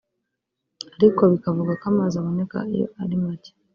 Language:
Kinyarwanda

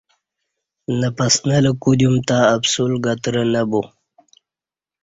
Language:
Kati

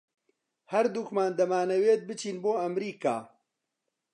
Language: Central Kurdish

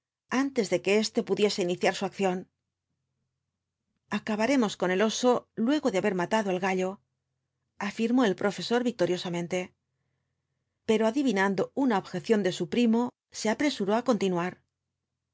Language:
Spanish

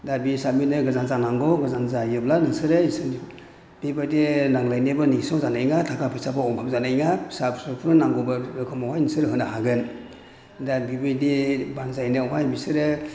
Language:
Bodo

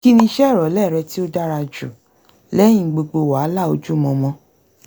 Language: Yoruba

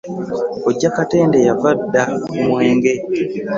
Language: Ganda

